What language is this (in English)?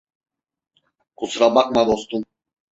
Turkish